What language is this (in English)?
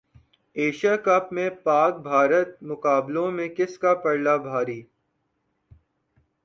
Urdu